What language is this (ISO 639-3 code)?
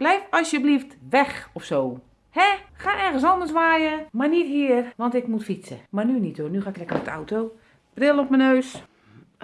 nld